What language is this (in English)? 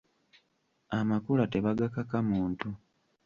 Ganda